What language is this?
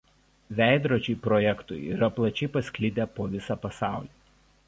Lithuanian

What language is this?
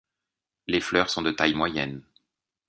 French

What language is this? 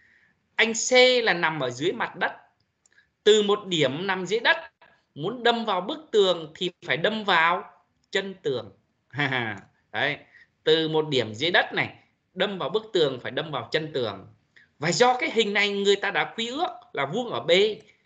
Vietnamese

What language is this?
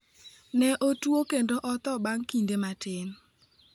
Luo (Kenya and Tanzania)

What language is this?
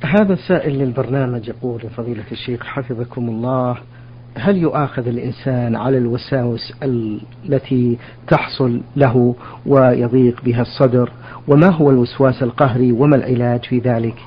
Arabic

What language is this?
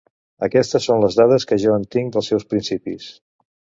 Catalan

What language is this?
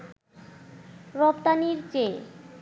Bangla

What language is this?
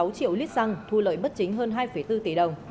Vietnamese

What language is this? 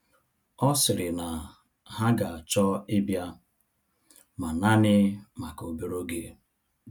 Igbo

